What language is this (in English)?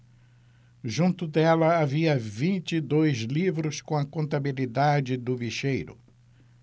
Portuguese